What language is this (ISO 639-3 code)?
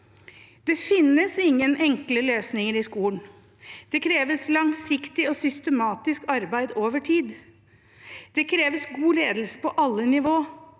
nor